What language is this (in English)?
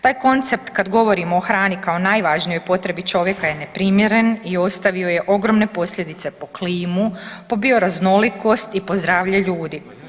Croatian